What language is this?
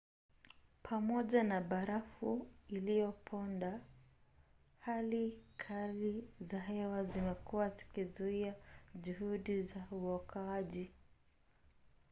Swahili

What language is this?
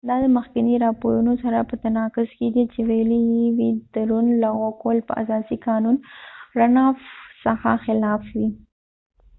Pashto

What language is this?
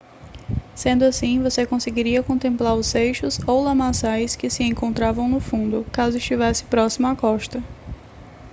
Portuguese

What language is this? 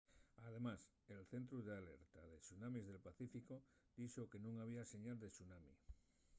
Asturian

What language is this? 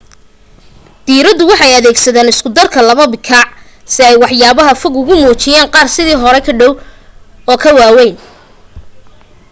Somali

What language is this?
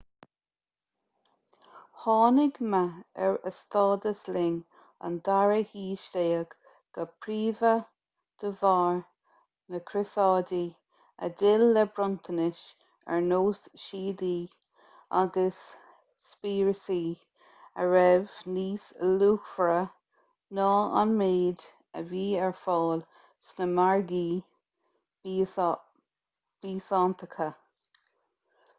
Irish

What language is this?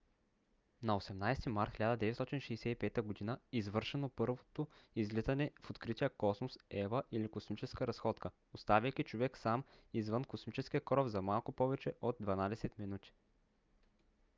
Bulgarian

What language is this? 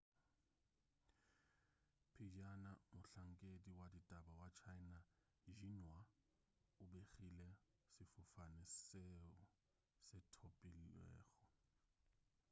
Northern Sotho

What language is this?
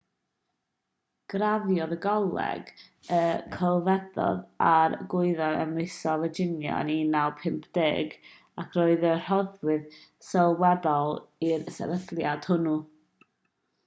Welsh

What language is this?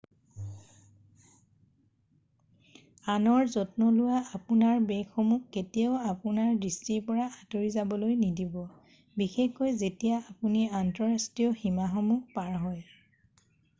Assamese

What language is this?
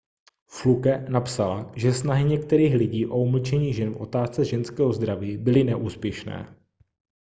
Czech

